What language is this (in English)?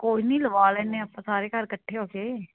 Punjabi